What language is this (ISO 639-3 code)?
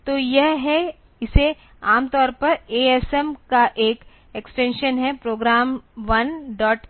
hin